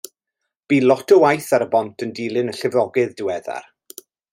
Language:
Welsh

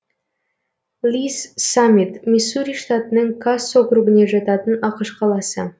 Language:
Kazakh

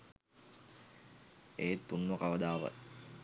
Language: Sinhala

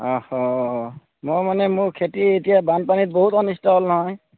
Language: Assamese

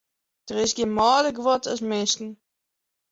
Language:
Western Frisian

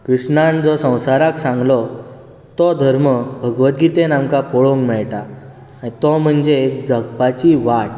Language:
Konkani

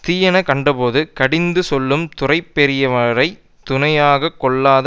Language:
Tamil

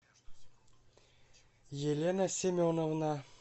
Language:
Russian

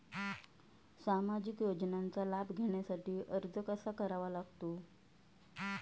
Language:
Marathi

